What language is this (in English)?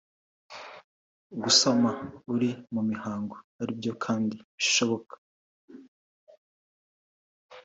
Kinyarwanda